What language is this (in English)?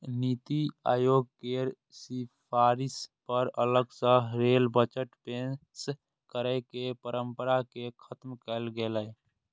Maithili